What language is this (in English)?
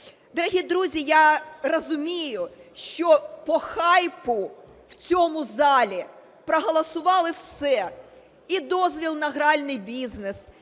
Ukrainian